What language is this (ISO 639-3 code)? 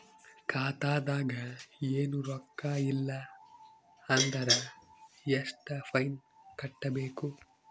kan